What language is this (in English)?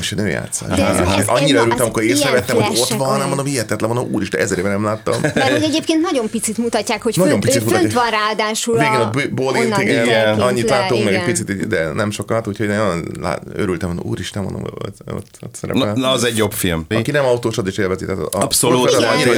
Hungarian